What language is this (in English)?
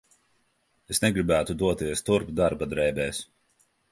Latvian